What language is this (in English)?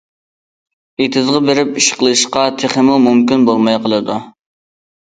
Uyghur